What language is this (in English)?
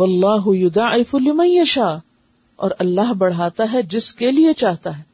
Urdu